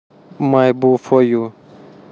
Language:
Russian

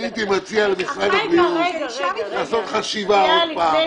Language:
Hebrew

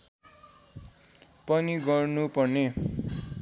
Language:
Nepali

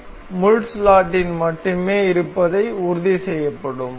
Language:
Tamil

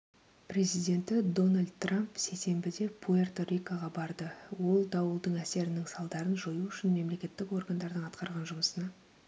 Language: Kazakh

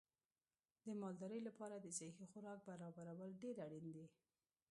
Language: Pashto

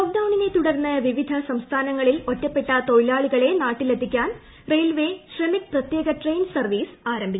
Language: Malayalam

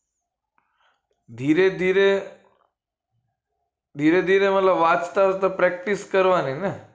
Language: Gujarati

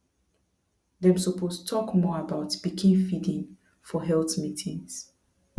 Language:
Nigerian Pidgin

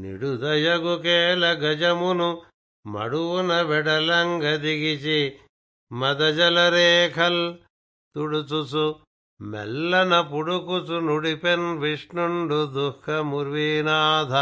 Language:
Telugu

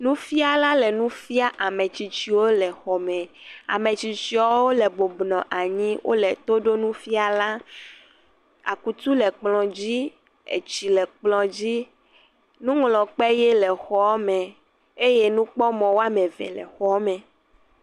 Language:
Ewe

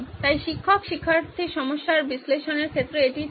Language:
Bangla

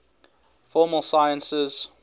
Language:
English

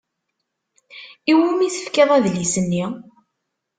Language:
Kabyle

